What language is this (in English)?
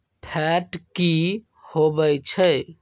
Magahi